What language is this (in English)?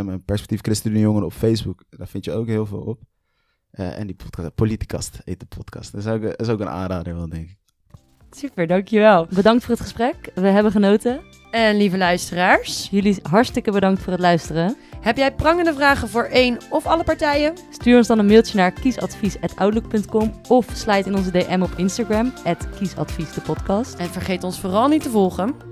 Dutch